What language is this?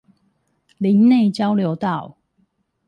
Chinese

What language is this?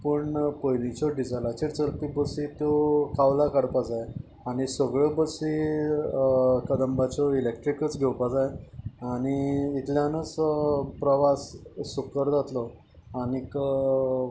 Konkani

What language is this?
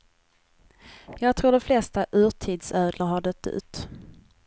Swedish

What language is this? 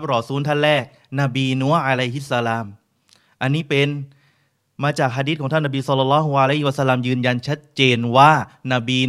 Thai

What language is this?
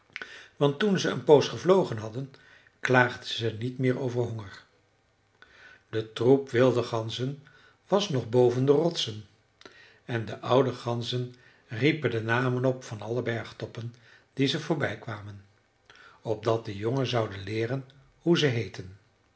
Dutch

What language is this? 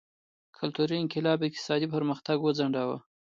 Pashto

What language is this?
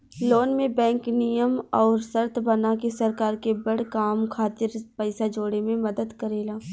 Bhojpuri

